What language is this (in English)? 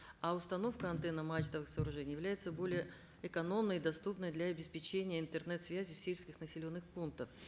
Kazakh